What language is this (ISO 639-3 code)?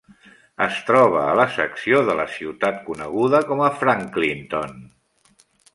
cat